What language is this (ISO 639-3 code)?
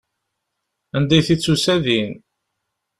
kab